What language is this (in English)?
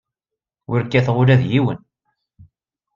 Kabyle